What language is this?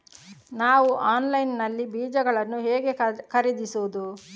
Kannada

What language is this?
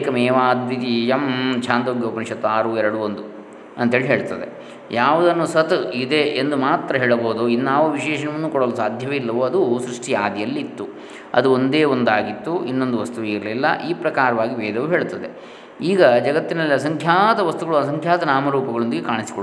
Kannada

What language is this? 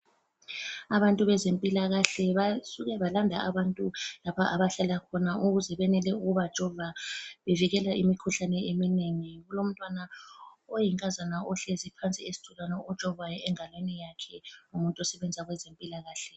North Ndebele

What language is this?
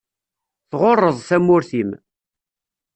Kabyle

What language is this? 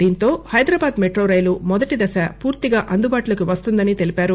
Telugu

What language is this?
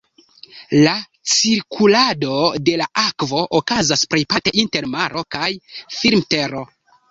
Esperanto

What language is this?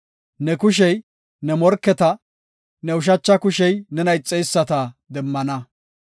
Gofa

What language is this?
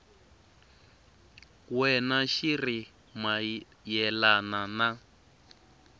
Tsonga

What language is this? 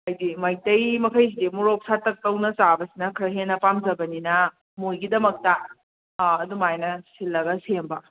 Manipuri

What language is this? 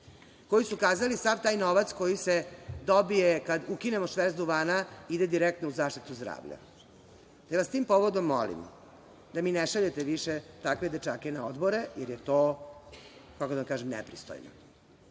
Serbian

